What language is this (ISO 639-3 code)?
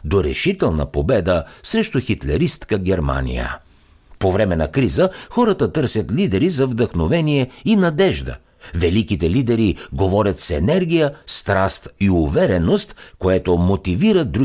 bul